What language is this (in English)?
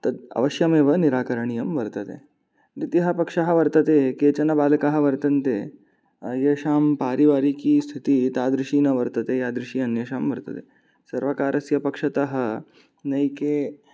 Sanskrit